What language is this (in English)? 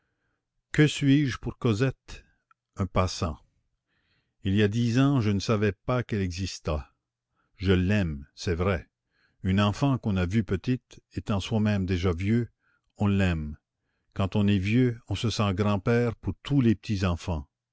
French